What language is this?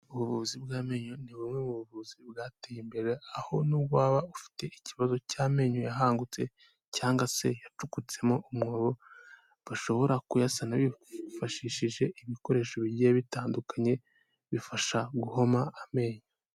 Kinyarwanda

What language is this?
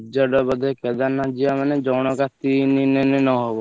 Odia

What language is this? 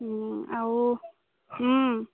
Assamese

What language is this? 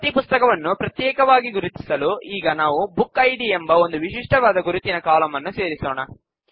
Kannada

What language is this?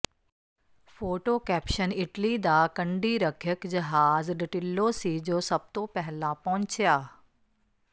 Punjabi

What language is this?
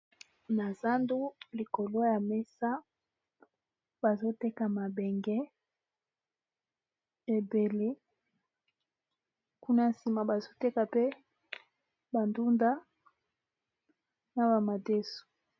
Lingala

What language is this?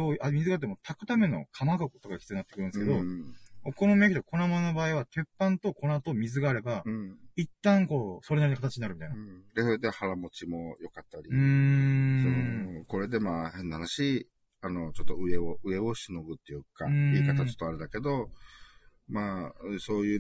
Japanese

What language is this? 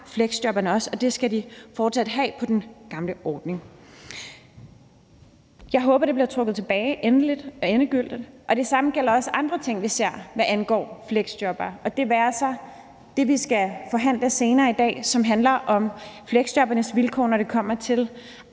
Danish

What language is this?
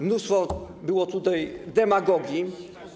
Polish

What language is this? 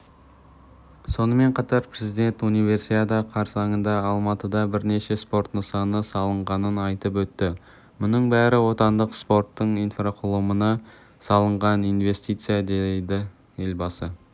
Kazakh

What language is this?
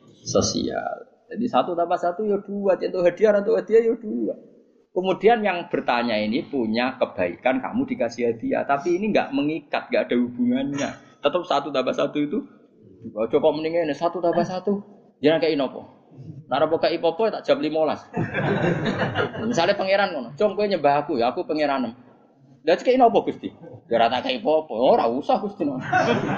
Indonesian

